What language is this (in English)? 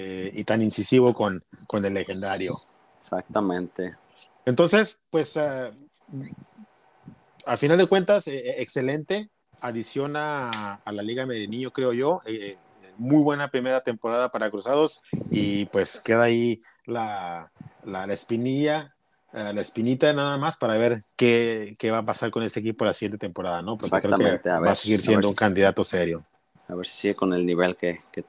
Spanish